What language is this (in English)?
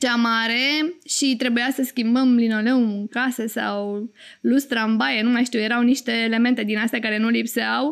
Romanian